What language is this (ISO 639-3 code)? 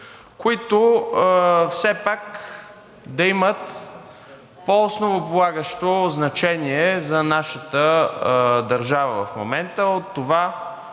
bul